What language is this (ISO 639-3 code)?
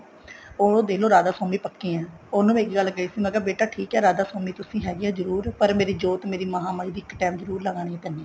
pan